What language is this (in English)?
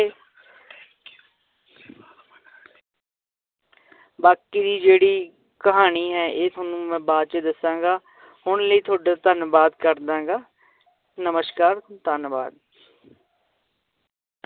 Punjabi